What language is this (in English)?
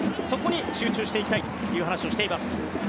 Japanese